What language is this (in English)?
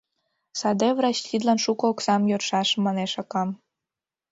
Mari